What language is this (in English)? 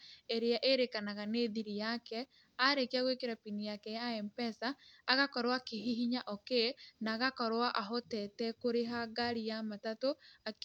Kikuyu